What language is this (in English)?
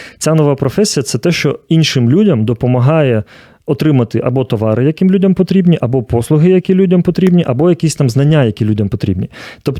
Ukrainian